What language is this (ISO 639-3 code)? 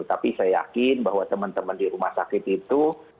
ind